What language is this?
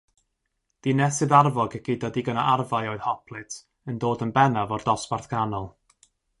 Welsh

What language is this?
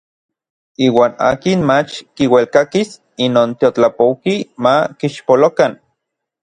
Orizaba Nahuatl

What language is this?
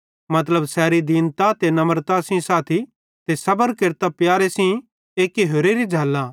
Bhadrawahi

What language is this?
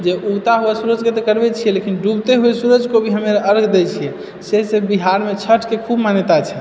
Maithili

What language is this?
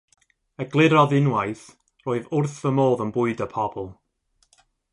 Welsh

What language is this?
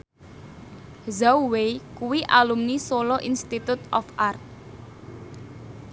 Javanese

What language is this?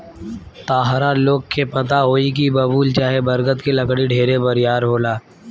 Bhojpuri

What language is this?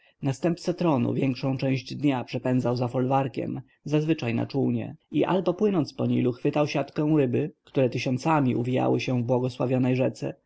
Polish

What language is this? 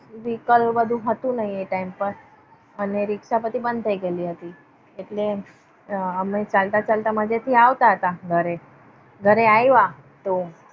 Gujarati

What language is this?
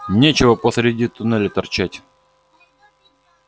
Russian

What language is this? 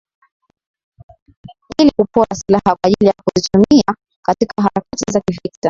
Swahili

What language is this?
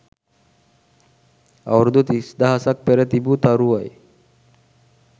Sinhala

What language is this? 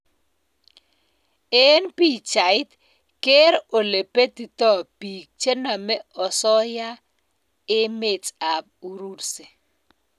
Kalenjin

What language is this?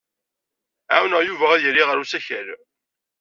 Kabyle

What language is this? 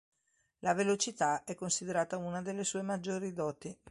Italian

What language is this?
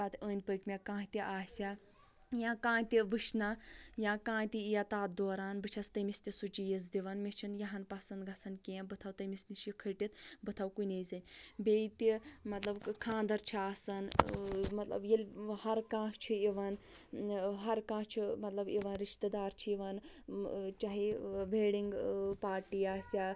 Kashmiri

